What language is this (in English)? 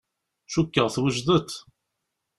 Kabyle